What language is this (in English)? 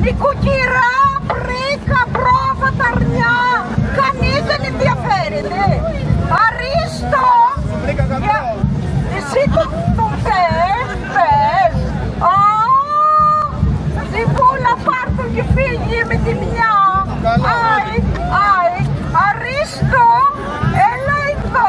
Greek